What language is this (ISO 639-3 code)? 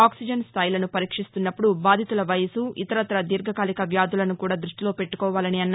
tel